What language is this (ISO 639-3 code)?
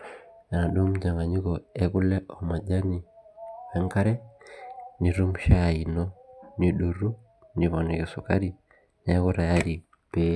mas